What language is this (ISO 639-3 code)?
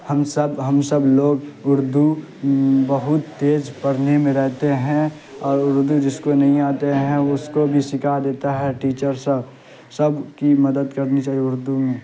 urd